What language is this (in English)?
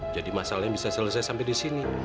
Indonesian